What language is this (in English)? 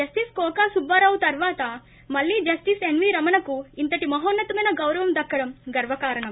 Telugu